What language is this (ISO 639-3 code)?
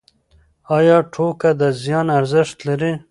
pus